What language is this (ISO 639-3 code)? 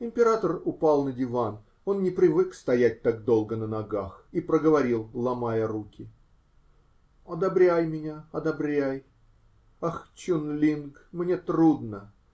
rus